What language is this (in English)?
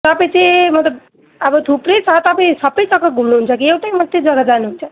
Nepali